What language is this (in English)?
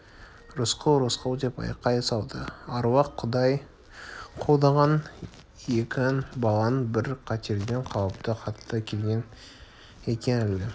Kazakh